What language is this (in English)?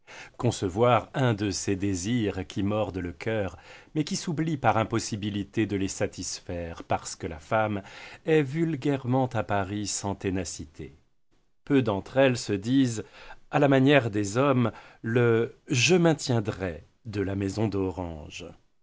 French